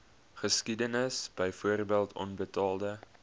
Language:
Afrikaans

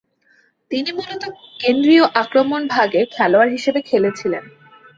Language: Bangla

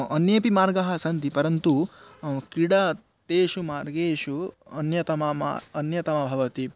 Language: Sanskrit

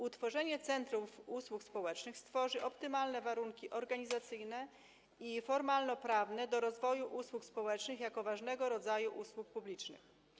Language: Polish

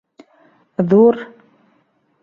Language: Bashkir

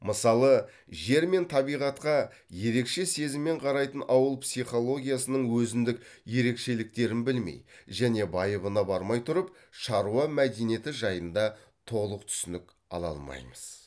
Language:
Kazakh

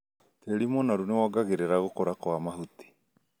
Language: Kikuyu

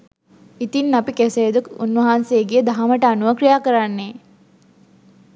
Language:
Sinhala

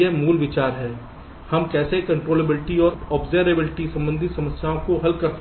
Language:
Hindi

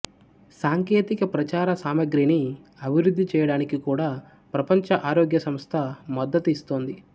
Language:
Telugu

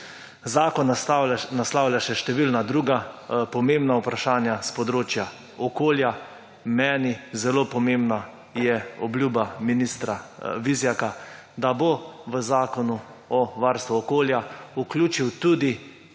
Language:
Slovenian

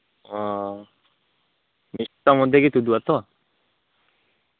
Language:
Santali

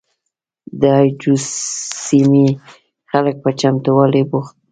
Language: Pashto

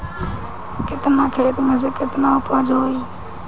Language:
Bhojpuri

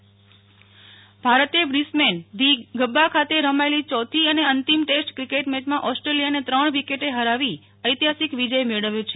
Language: Gujarati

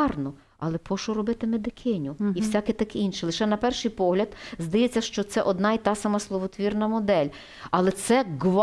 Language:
Ukrainian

